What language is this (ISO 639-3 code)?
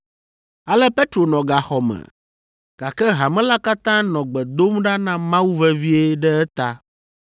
ewe